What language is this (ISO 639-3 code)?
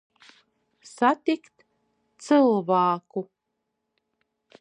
ltg